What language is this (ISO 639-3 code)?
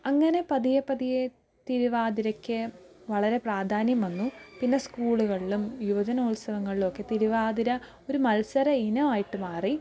mal